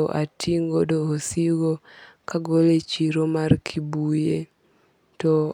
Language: Luo (Kenya and Tanzania)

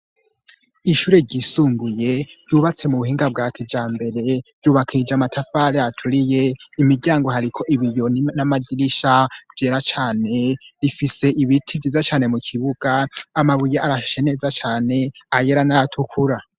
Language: Rundi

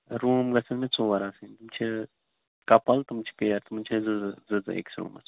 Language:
Kashmiri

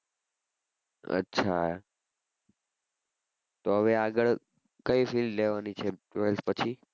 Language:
Gujarati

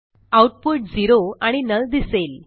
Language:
Marathi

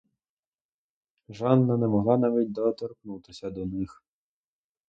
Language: Ukrainian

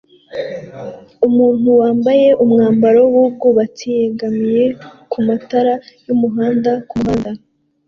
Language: Kinyarwanda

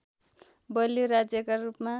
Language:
Nepali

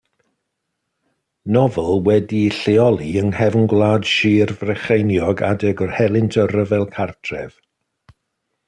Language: Welsh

